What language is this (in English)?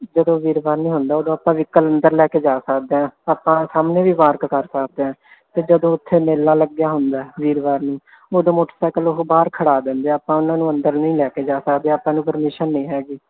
Punjabi